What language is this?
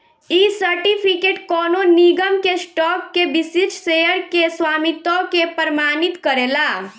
Bhojpuri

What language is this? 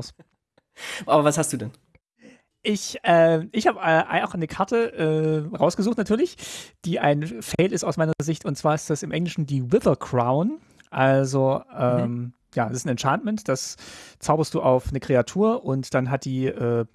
German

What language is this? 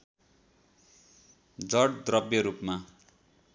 Nepali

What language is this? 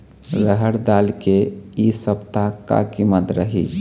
Chhattisgarhi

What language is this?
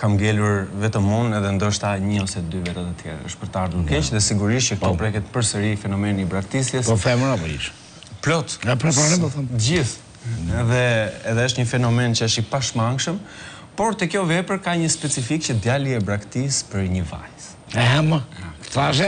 Romanian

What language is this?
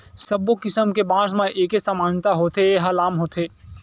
Chhattisgarhi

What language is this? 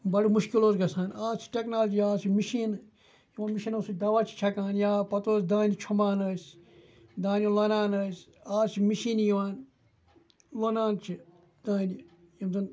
Kashmiri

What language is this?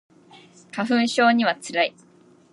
Japanese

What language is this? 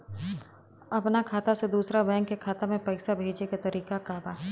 Bhojpuri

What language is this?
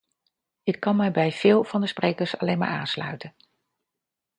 Dutch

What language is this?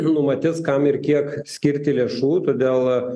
Lithuanian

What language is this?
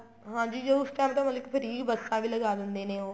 Punjabi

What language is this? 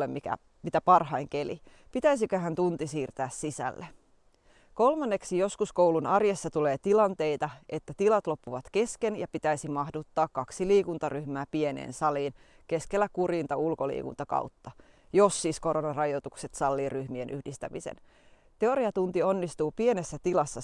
Finnish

